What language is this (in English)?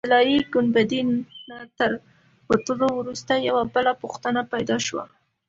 Pashto